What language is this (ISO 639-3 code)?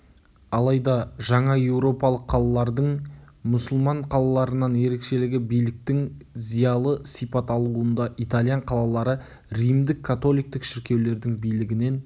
kaz